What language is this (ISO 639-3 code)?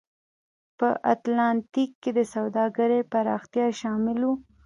pus